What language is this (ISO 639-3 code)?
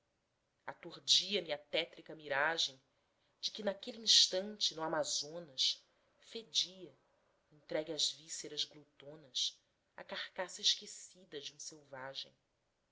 por